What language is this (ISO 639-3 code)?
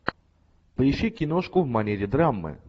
rus